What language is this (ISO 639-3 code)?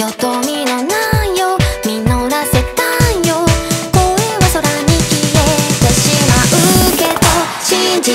kor